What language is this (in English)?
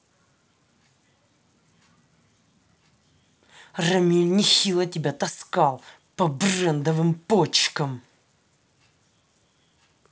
Russian